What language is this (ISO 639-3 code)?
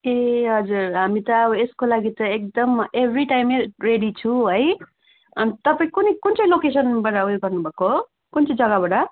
nep